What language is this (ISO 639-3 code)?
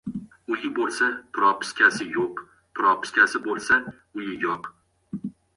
uzb